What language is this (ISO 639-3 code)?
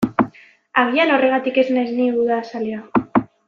eus